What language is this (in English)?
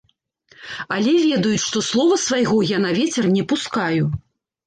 Belarusian